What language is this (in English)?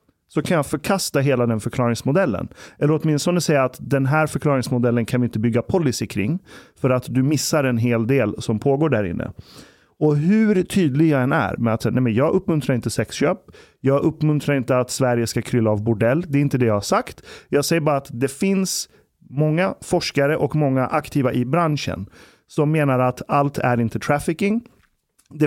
Swedish